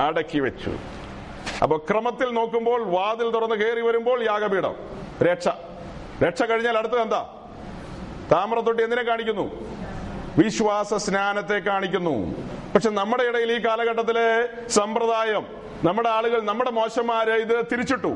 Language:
Malayalam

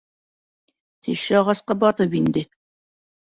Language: Bashkir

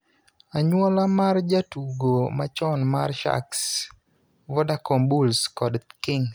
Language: Luo (Kenya and Tanzania)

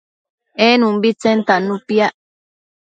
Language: Matsés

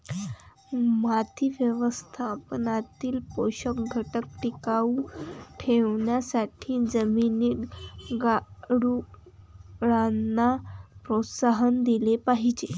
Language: Marathi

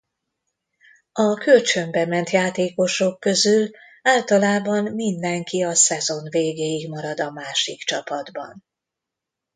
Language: Hungarian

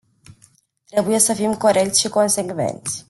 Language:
Romanian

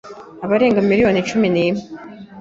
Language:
Kinyarwanda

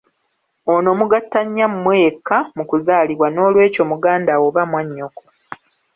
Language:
Ganda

